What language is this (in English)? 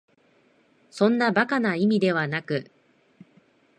Japanese